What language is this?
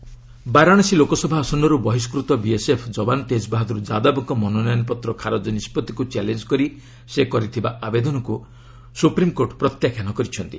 Odia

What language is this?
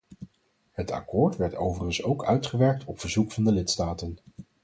Dutch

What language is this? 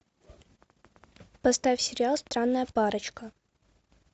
Russian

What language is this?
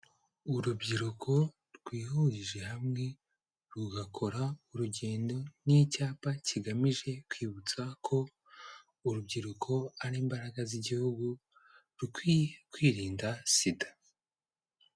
Kinyarwanda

